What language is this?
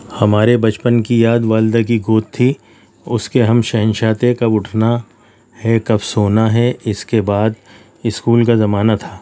Urdu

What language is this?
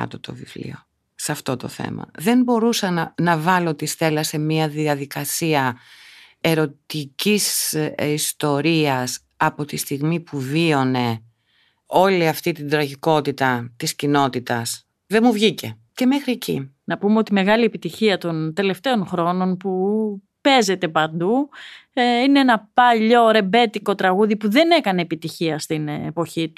Greek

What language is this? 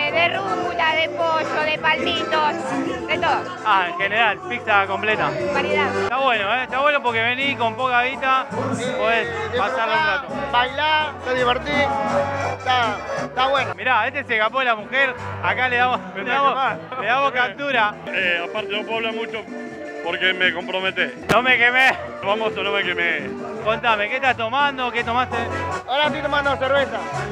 Spanish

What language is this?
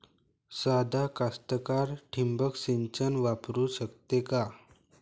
Marathi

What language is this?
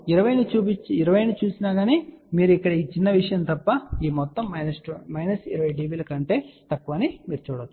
Telugu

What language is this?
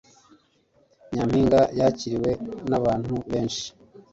Kinyarwanda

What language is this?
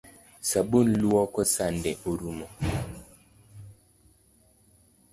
Luo (Kenya and Tanzania)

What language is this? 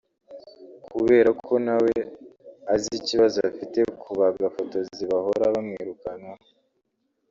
Kinyarwanda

